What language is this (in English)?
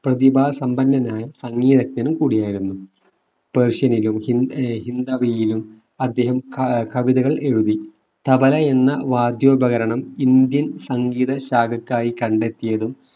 Malayalam